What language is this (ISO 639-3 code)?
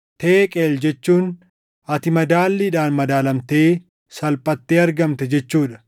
orm